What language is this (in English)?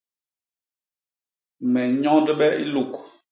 Basaa